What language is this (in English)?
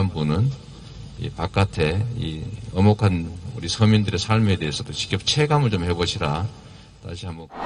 Korean